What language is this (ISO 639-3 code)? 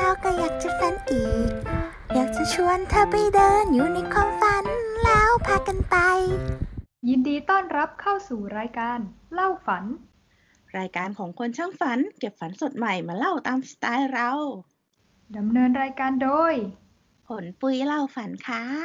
tha